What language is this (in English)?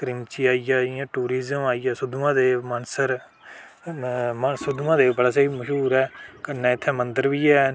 Dogri